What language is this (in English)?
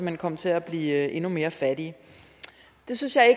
Danish